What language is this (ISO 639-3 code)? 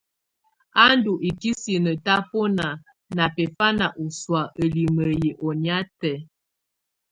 tvu